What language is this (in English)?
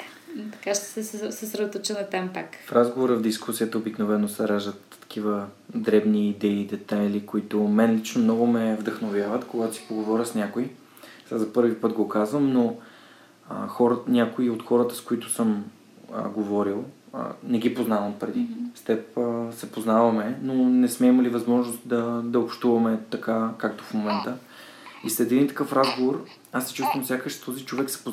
Bulgarian